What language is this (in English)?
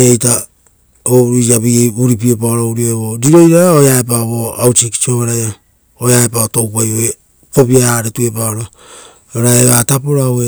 Rotokas